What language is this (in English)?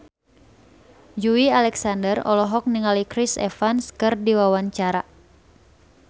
Sundanese